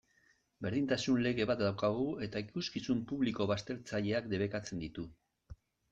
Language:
Basque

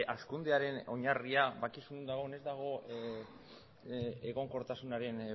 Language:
Basque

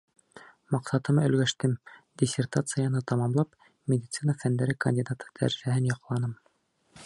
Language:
Bashkir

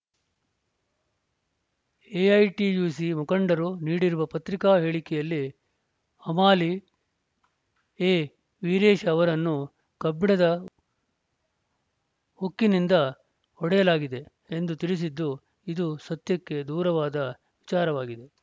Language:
Kannada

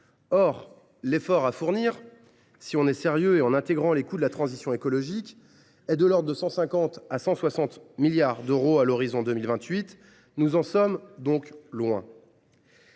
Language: French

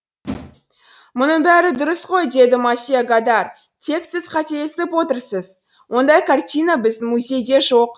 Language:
Kazakh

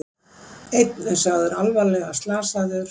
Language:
Icelandic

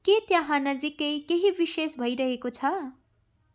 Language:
Nepali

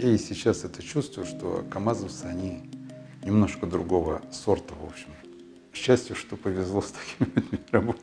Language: Russian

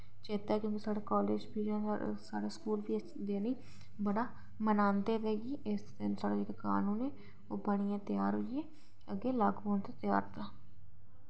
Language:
Dogri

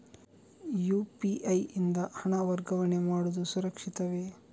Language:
Kannada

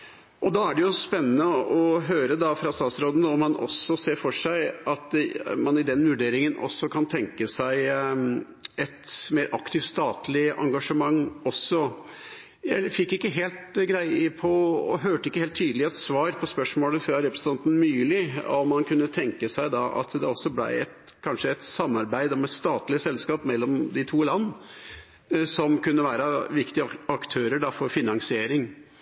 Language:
Norwegian Bokmål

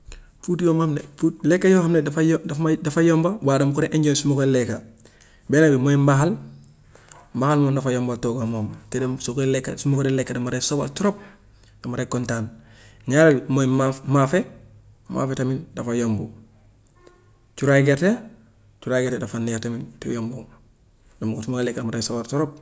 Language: Gambian Wolof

